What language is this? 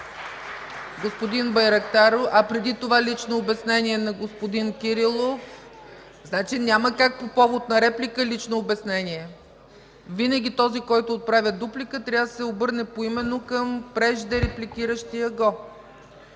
Bulgarian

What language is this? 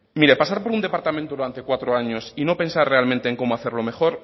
Spanish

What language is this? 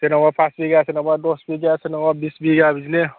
Bodo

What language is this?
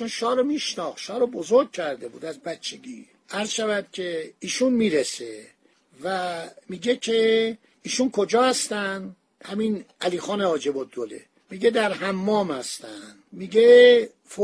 Persian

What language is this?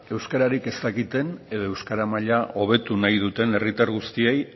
Basque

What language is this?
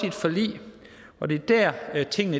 Danish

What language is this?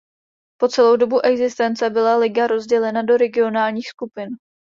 Czech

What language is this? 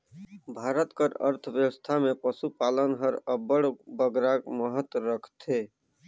Chhattisgarhi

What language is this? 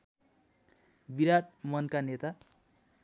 Nepali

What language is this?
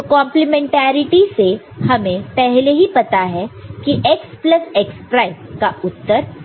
Hindi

